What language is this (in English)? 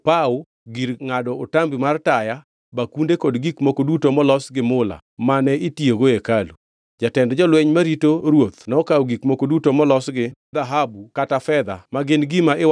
Luo (Kenya and Tanzania)